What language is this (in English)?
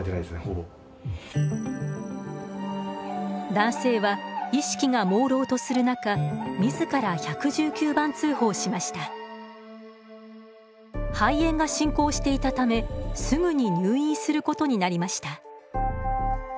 Japanese